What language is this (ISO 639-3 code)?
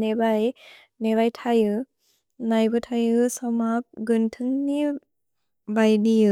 brx